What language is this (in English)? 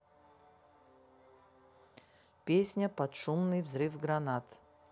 Russian